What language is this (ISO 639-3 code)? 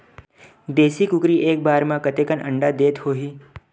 hne